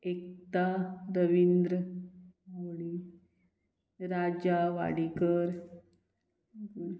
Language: Konkani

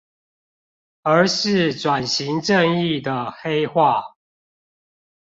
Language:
Chinese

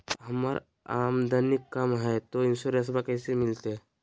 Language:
Magahi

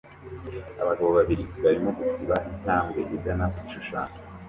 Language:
Kinyarwanda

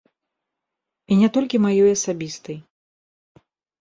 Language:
Belarusian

